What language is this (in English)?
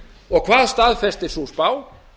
Icelandic